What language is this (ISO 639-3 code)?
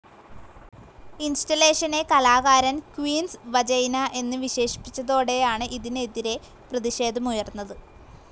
mal